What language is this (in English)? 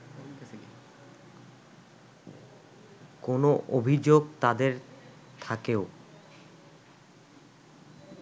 Bangla